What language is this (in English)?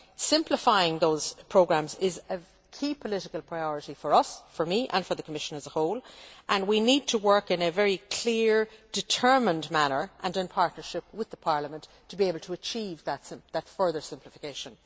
English